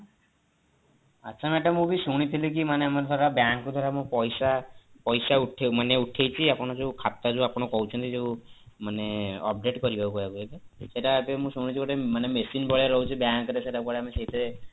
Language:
Odia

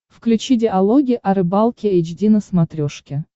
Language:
Russian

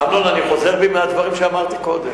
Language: Hebrew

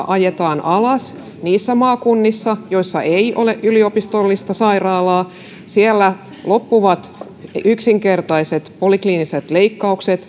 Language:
Finnish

